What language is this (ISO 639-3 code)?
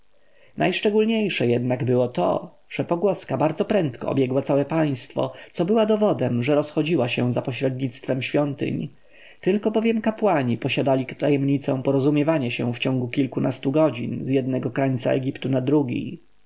pol